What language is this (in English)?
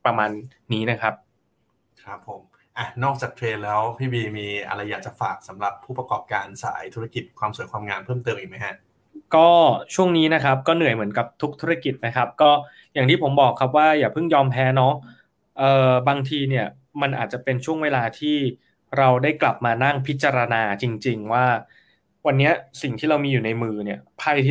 Thai